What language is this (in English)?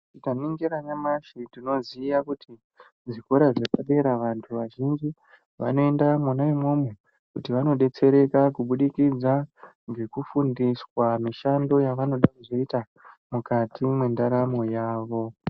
Ndau